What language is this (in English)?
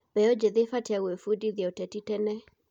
Kikuyu